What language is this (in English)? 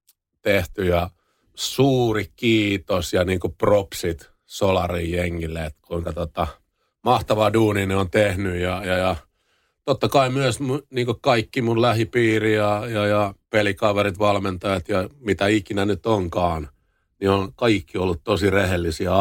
Finnish